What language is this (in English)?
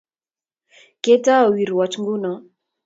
Kalenjin